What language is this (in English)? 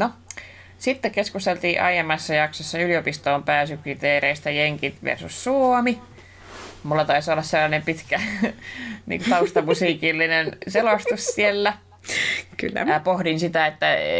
Finnish